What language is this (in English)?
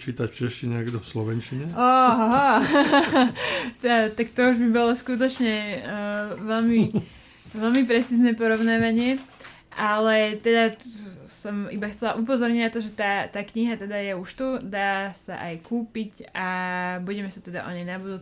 Slovak